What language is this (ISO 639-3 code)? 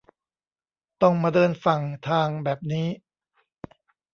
tha